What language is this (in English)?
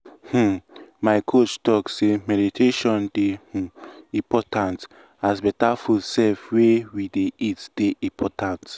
Nigerian Pidgin